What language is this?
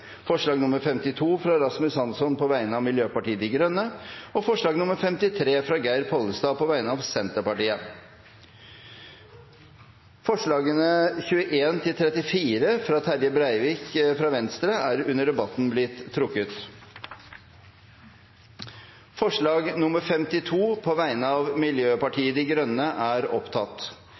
Norwegian Bokmål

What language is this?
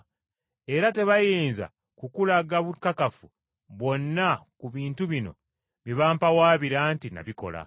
Ganda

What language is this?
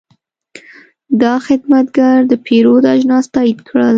Pashto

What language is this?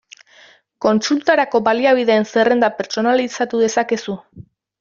Basque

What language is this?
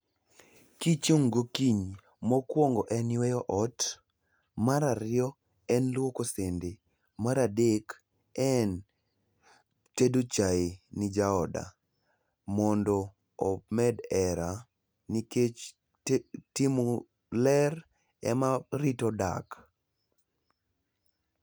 Luo (Kenya and Tanzania)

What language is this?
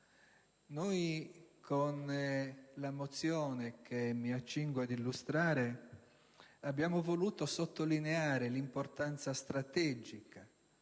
Italian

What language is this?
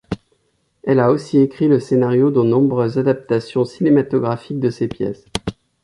French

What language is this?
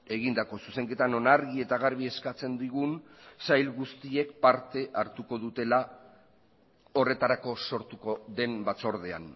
Basque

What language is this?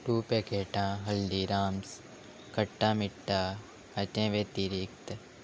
Konkani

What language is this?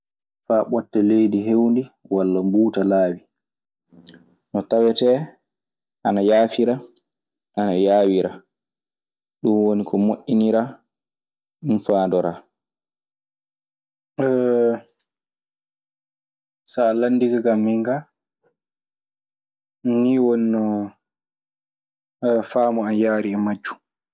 Maasina Fulfulde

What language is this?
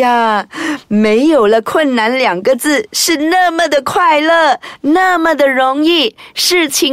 Chinese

